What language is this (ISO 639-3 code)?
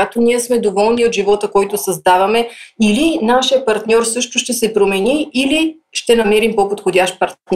bul